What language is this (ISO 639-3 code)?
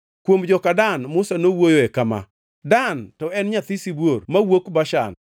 luo